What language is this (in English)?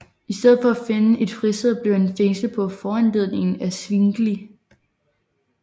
Danish